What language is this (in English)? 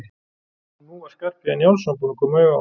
Icelandic